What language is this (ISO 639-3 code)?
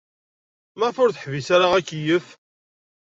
kab